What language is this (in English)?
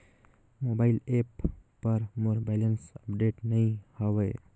Chhattisgarhi